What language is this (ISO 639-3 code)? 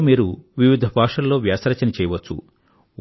tel